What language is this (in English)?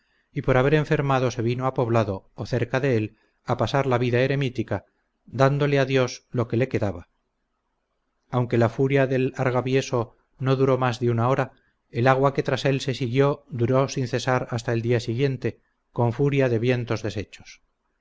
Spanish